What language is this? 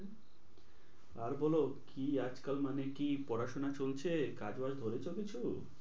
Bangla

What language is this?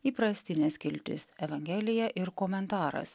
Lithuanian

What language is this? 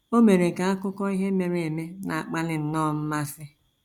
Igbo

